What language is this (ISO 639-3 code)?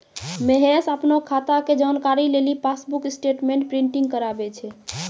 mai